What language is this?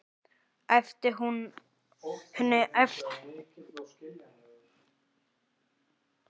Icelandic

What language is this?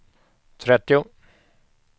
Swedish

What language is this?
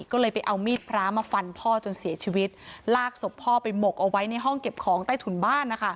Thai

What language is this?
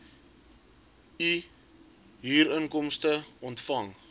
Afrikaans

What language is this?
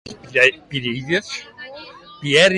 Catalan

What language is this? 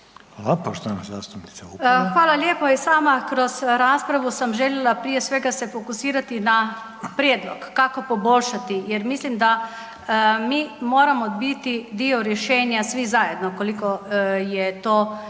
Croatian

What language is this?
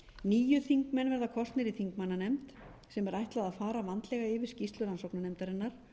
Icelandic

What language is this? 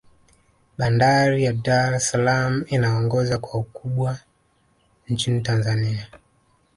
Swahili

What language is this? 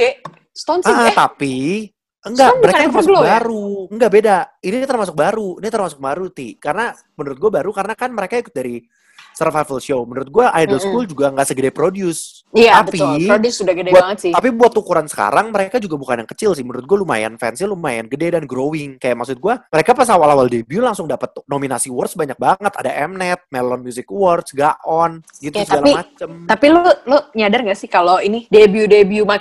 Indonesian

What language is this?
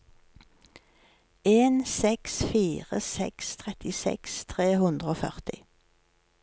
Norwegian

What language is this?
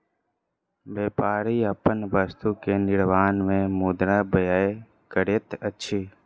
Maithili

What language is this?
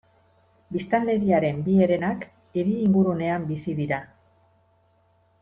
Basque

